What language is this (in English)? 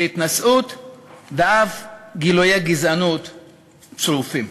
Hebrew